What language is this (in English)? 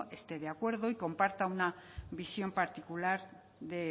Spanish